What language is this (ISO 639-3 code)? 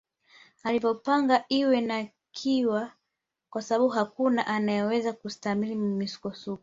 swa